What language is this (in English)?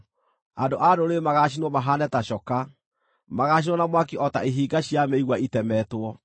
Kikuyu